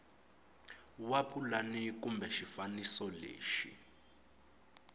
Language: Tsonga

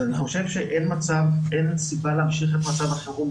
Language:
Hebrew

